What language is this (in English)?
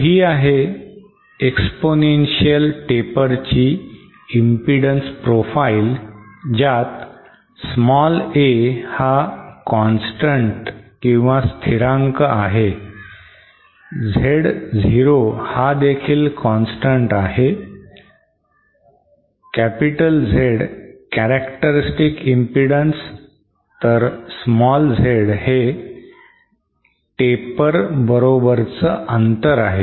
Marathi